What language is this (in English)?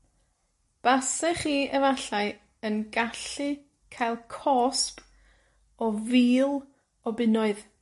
Welsh